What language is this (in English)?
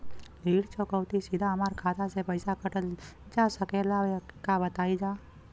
Bhojpuri